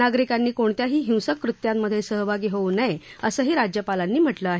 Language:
Marathi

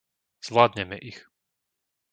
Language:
Slovak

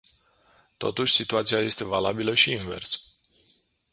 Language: Romanian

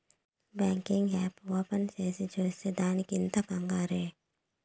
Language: Telugu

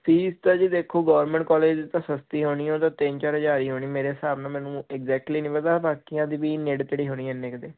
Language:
Punjabi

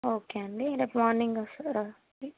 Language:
Telugu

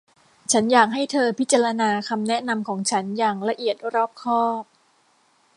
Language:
Thai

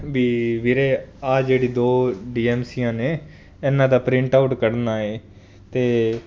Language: Punjabi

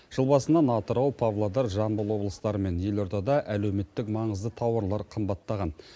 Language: Kazakh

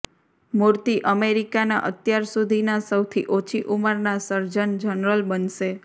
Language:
Gujarati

